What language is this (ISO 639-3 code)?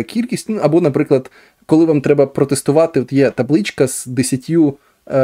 ukr